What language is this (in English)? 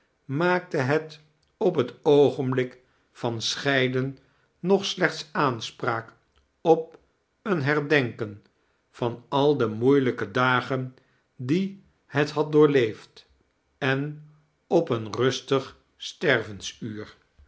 Dutch